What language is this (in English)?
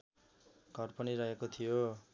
Nepali